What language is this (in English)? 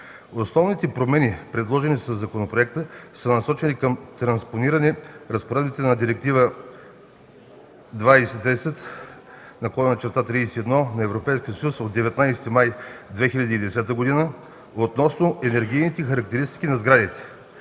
Bulgarian